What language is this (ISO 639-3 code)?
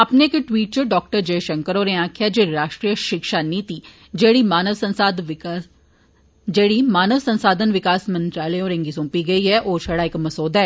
doi